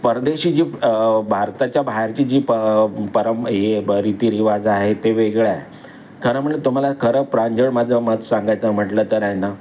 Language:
Marathi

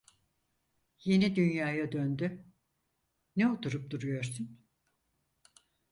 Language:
Turkish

